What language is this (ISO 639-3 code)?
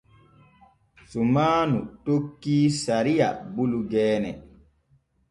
fue